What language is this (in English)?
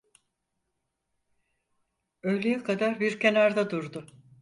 Turkish